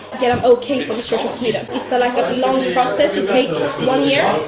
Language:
English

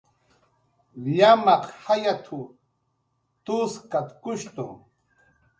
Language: Jaqaru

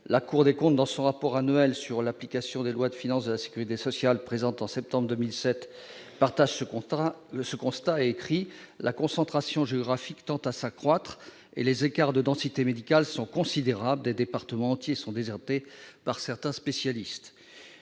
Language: French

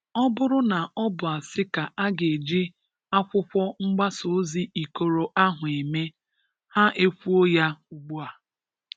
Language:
Igbo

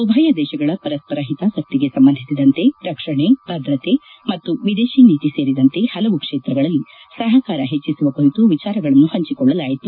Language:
Kannada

